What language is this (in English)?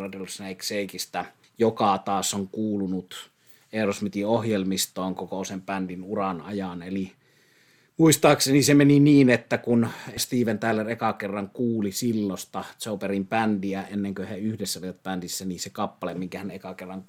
Finnish